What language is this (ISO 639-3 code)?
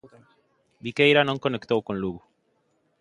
glg